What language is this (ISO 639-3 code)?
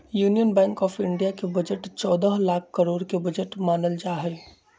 mag